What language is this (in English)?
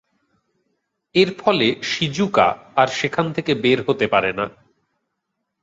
Bangla